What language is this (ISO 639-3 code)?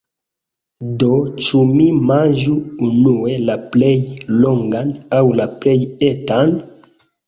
epo